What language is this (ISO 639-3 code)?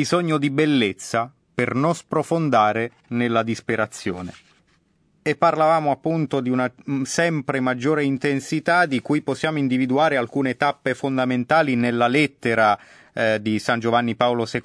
ita